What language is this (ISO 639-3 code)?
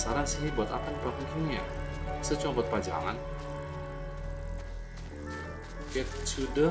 ind